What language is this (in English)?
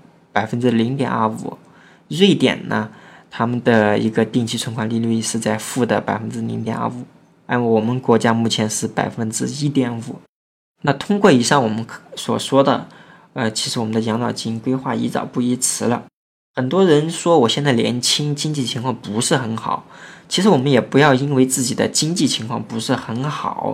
Chinese